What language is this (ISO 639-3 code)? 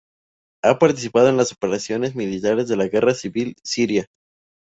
spa